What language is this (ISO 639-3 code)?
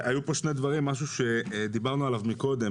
heb